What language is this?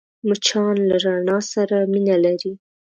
Pashto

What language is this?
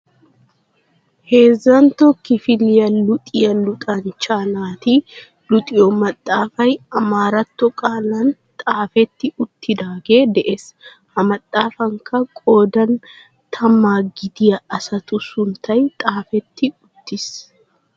Wolaytta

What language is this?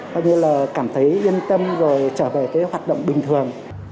Vietnamese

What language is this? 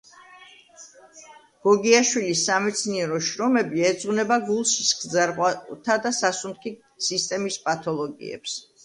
Georgian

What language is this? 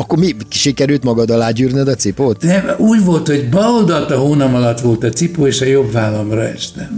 Hungarian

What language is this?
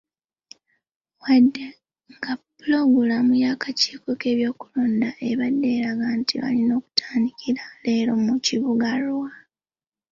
Ganda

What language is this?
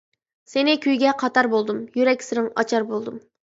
Uyghur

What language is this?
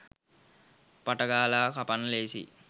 Sinhala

